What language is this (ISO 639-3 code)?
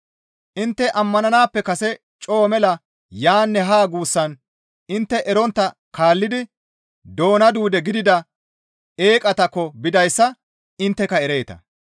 gmv